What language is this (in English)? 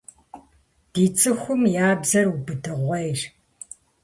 Kabardian